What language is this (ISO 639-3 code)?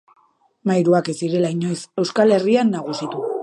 eus